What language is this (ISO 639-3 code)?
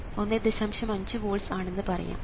mal